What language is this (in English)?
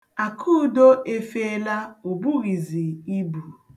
Igbo